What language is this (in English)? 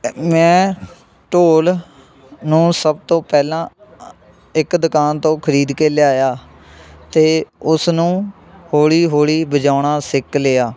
Punjabi